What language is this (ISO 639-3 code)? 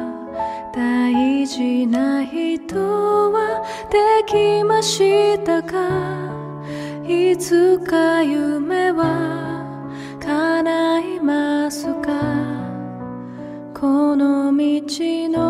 jpn